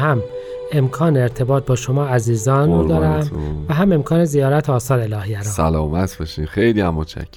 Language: Persian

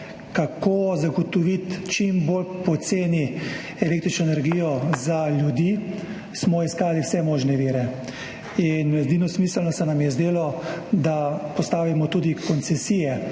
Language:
Slovenian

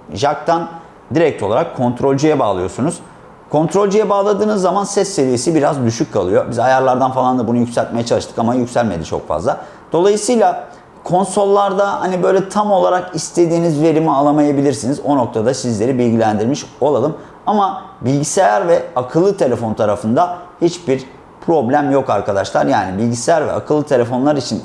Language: Turkish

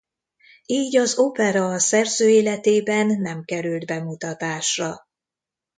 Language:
Hungarian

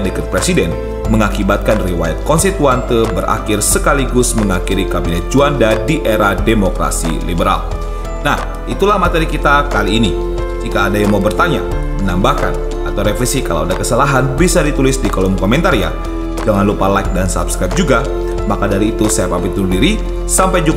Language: Indonesian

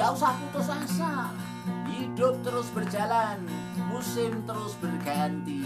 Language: Amharic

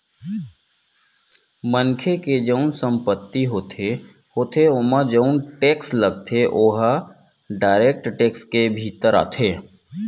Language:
Chhattisgarhi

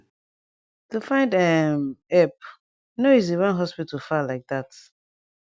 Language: Nigerian Pidgin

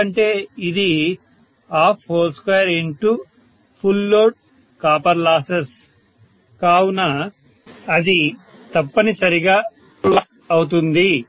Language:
Telugu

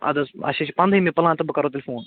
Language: Kashmiri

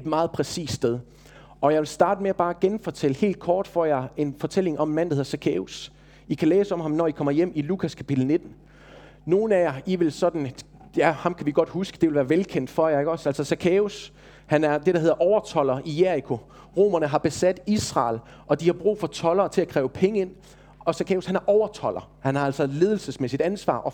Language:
Danish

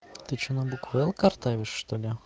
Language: Russian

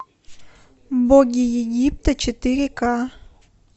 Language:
Russian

